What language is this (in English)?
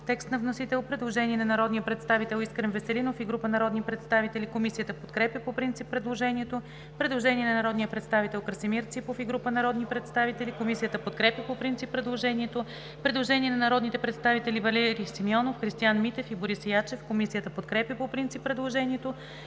Bulgarian